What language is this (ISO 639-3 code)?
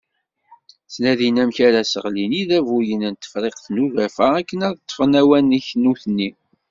kab